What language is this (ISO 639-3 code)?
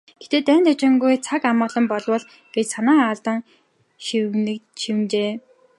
mon